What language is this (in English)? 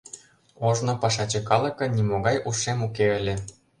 Mari